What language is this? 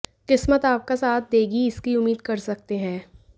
Hindi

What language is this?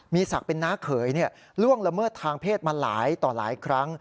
Thai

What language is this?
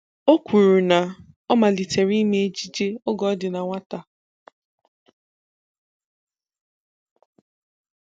Igbo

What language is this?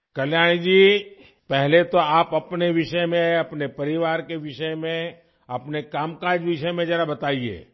Urdu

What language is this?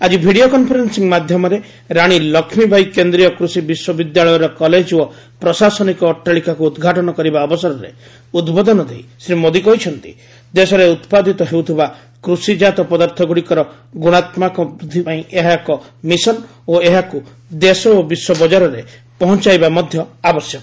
Odia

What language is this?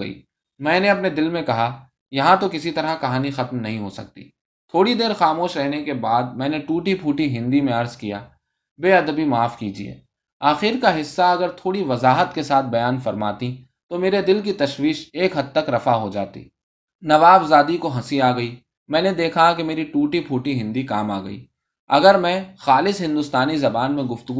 Urdu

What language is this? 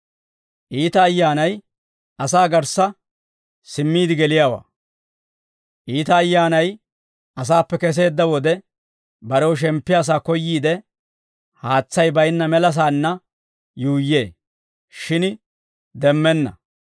Dawro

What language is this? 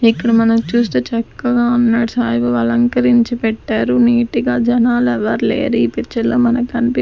Telugu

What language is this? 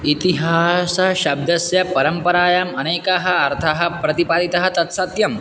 Sanskrit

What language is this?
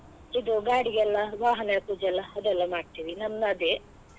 Kannada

